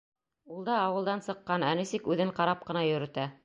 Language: Bashkir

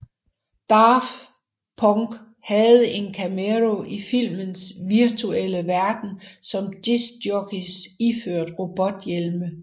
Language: Danish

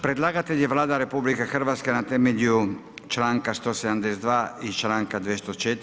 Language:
Croatian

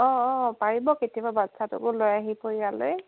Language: Assamese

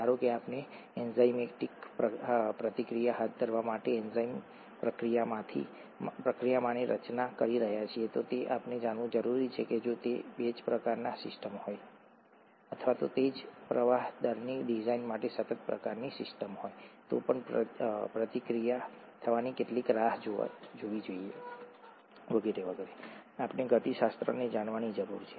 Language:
Gujarati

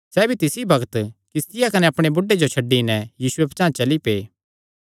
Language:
Kangri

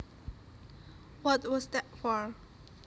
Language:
Javanese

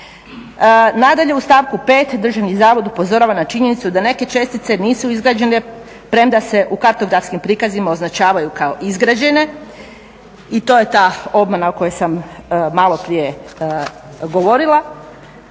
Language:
Croatian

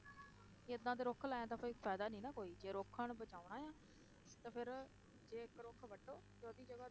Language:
Punjabi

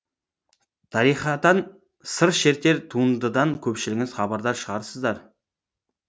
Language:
Kazakh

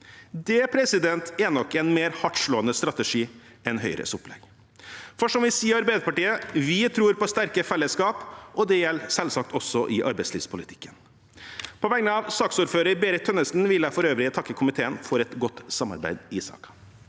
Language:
Norwegian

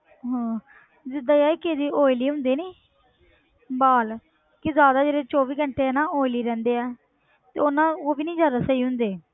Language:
Punjabi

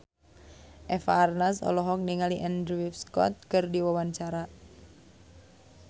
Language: Sundanese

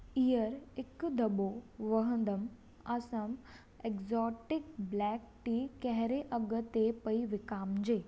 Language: Sindhi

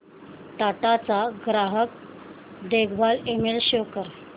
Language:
Marathi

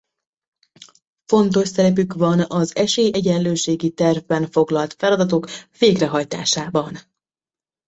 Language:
Hungarian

